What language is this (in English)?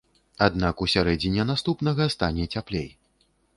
Belarusian